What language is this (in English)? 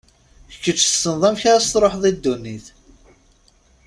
Kabyle